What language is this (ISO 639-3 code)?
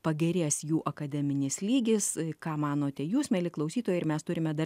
lit